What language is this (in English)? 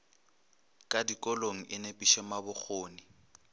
Northern Sotho